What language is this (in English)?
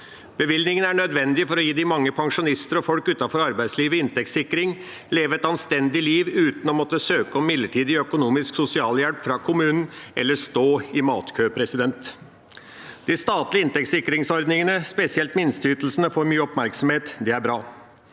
Norwegian